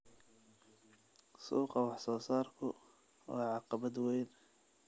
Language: Somali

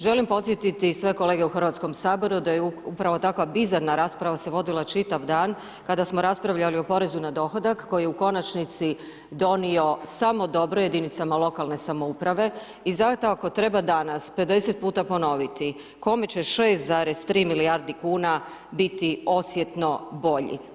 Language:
Croatian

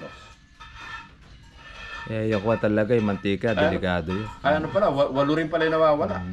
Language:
Filipino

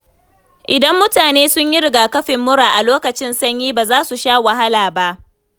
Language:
Hausa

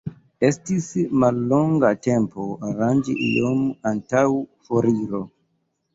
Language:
Esperanto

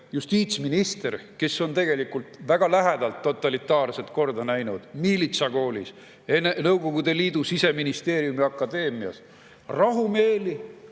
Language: Estonian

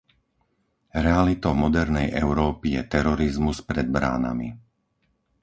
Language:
Slovak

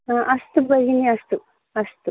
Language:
Sanskrit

